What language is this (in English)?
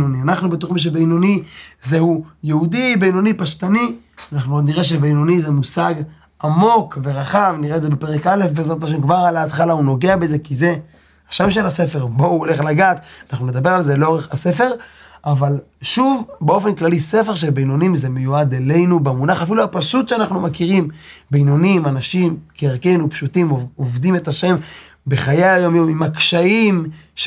Hebrew